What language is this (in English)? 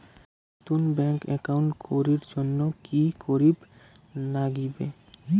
Bangla